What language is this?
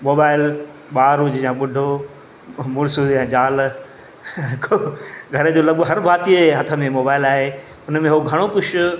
Sindhi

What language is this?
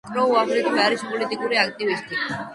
Georgian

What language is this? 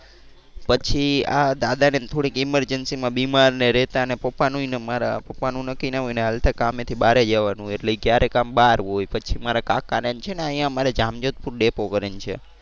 Gujarati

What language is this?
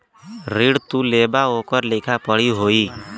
Bhojpuri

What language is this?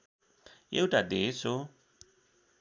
Nepali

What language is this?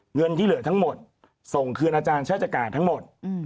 Thai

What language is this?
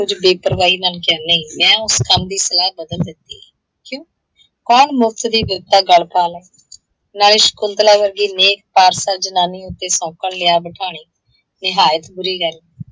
Punjabi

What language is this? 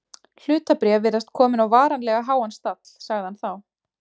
Icelandic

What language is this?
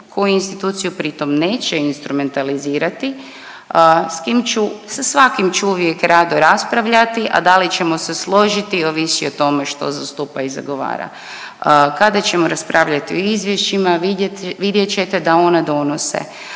Croatian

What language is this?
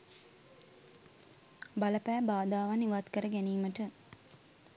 Sinhala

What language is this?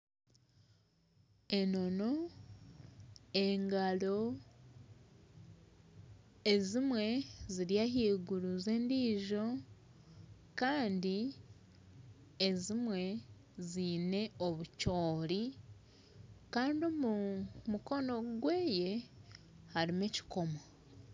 Nyankole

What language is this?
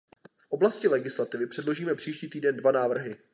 Czech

